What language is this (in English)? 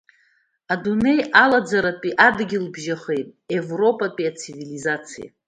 Abkhazian